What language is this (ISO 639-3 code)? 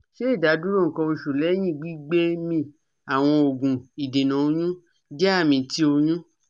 yor